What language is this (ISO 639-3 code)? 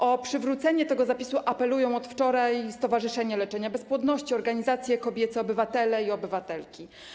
pol